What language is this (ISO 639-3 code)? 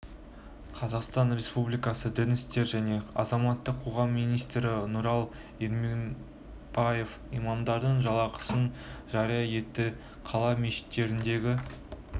kaz